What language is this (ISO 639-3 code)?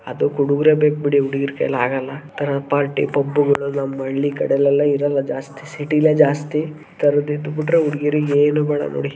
kan